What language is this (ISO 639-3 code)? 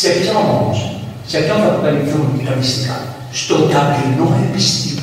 ell